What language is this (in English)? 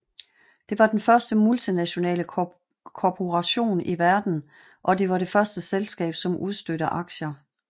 Danish